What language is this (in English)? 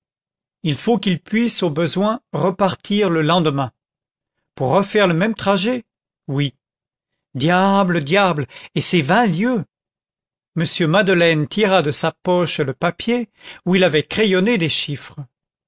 French